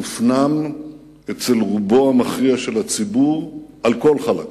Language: Hebrew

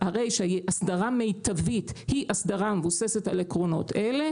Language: Hebrew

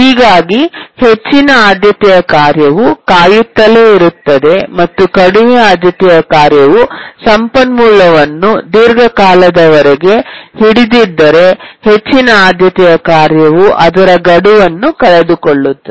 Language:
Kannada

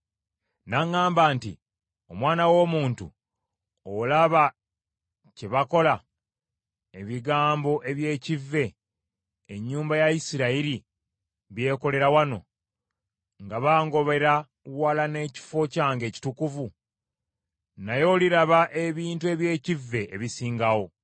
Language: Ganda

